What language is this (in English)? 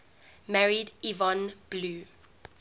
English